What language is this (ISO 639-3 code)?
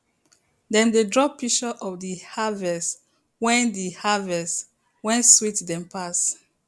pcm